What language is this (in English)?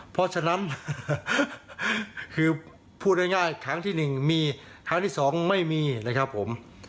Thai